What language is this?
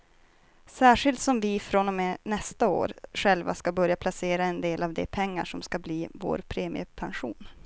Swedish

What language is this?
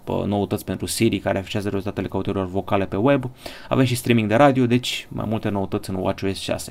Romanian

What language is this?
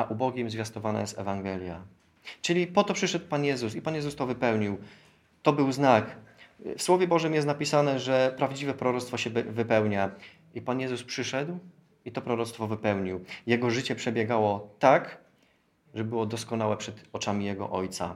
Polish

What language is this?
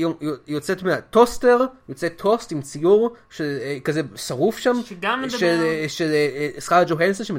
Hebrew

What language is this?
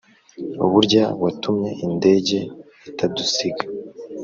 Kinyarwanda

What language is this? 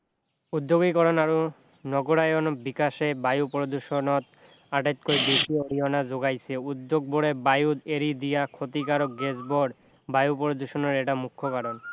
Assamese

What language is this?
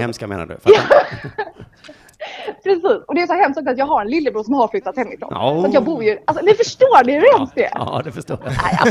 Swedish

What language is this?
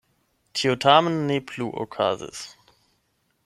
Esperanto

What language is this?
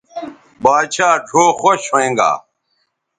Bateri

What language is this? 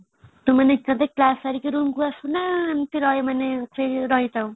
Odia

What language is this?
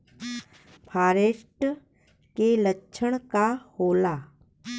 Bhojpuri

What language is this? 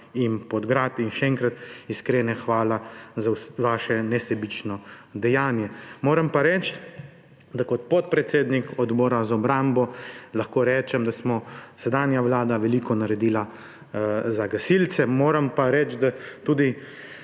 Slovenian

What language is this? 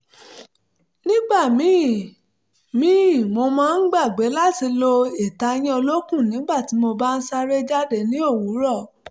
Yoruba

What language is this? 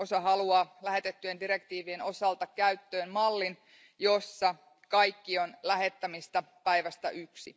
Finnish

